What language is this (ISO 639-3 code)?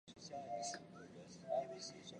zho